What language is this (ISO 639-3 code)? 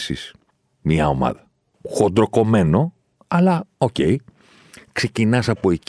ell